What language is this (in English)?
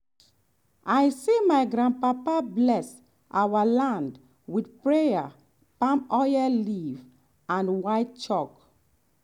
Nigerian Pidgin